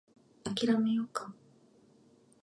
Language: Japanese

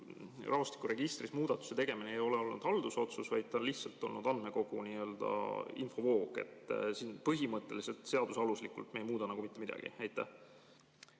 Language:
Estonian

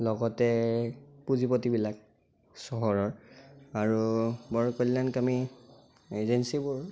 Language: Assamese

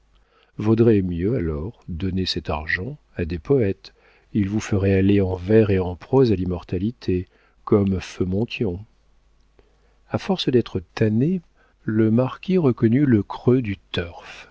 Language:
French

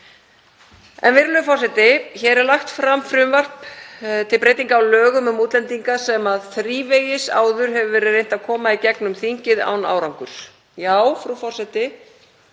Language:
Icelandic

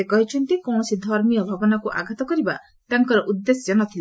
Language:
Odia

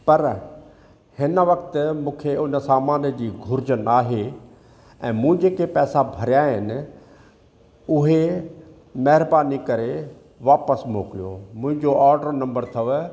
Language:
Sindhi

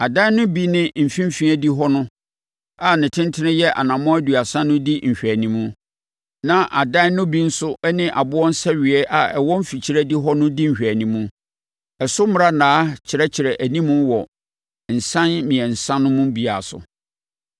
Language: Akan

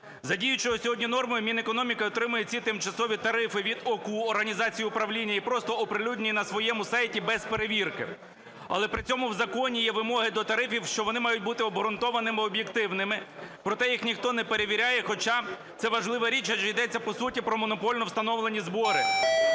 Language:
Ukrainian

